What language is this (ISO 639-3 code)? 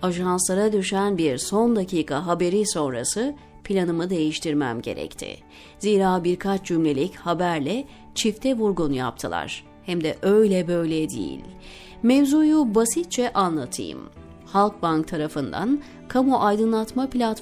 tur